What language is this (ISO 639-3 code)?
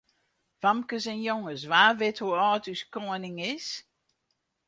fry